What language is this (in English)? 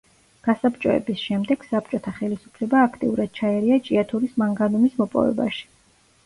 Georgian